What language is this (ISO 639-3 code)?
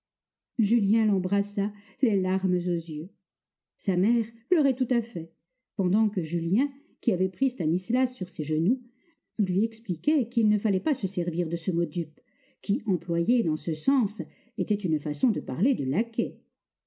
fra